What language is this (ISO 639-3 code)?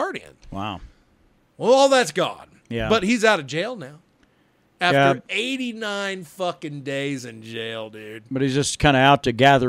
eng